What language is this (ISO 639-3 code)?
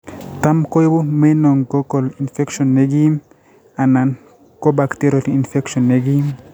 kln